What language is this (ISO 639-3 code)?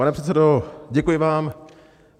ces